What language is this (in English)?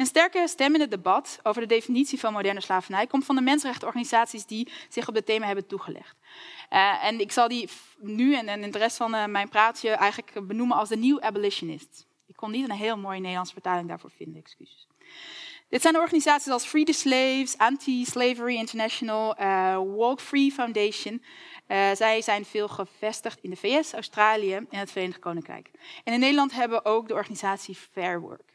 Dutch